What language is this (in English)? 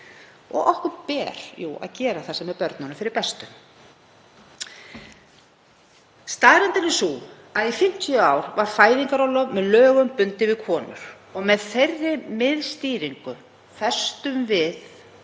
Icelandic